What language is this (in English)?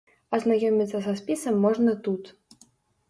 Belarusian